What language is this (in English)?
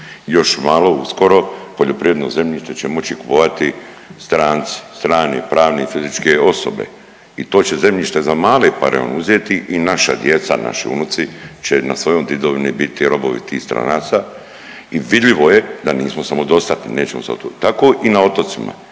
Croatian